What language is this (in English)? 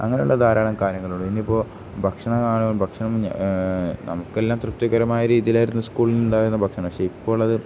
Malayalam